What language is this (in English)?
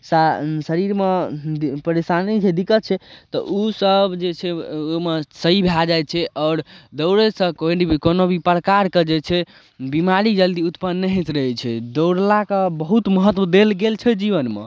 Maithili